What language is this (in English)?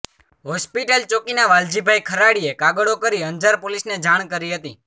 Gujarati